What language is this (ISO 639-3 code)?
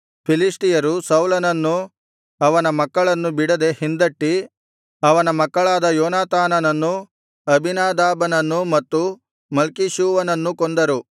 kan